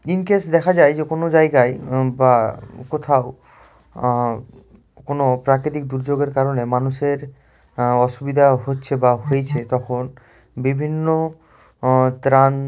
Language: Bangla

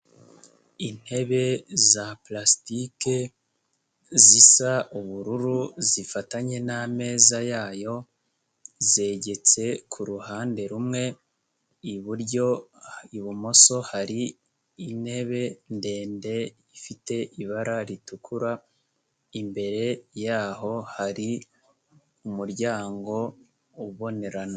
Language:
Kinyarwanda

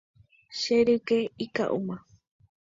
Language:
Guarani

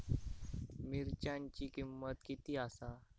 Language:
Marathi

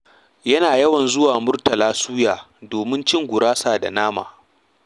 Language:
Hausa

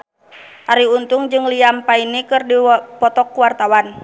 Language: Sundanese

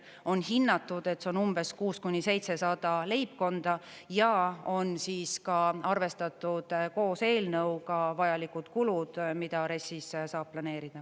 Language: Estonian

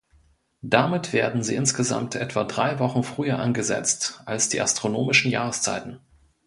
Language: German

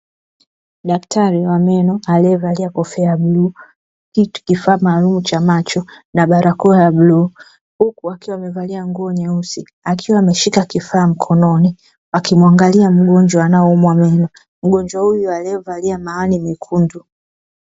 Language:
Swahili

